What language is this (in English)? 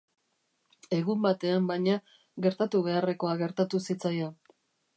Basque